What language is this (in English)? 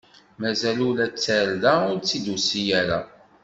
Kabyle